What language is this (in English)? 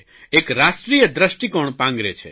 Gujarati